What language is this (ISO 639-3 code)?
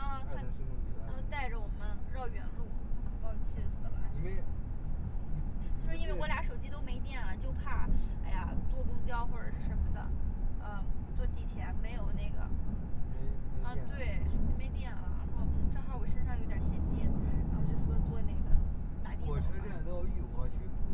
zho